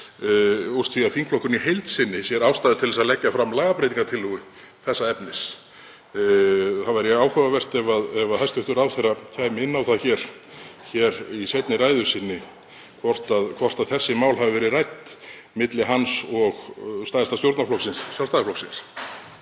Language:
Icelandic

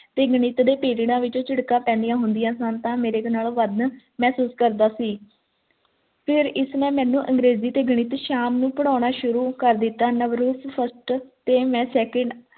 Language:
Punjabi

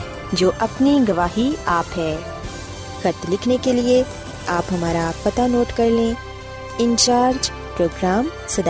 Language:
Urdu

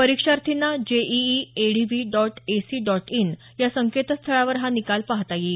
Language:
Marathi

